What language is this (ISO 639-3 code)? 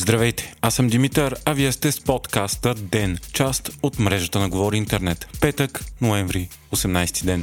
bul